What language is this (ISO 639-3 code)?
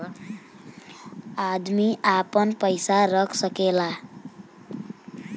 bho